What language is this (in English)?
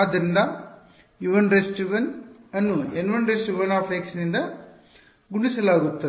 Kannada